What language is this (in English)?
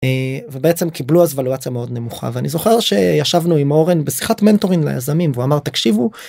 Hebrew